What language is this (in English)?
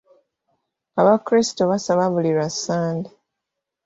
Ganda